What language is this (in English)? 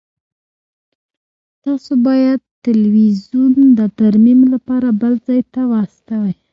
Pashto